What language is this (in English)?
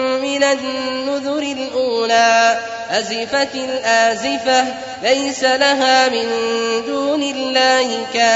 Arabic